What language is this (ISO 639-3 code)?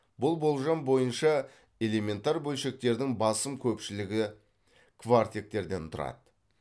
kaz